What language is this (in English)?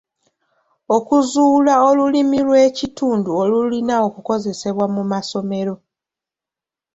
Ganda